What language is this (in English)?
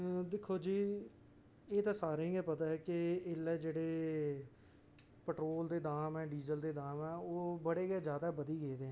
Dogri